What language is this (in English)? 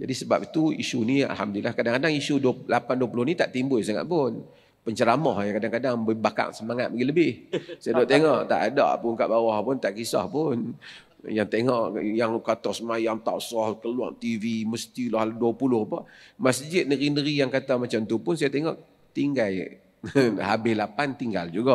Malay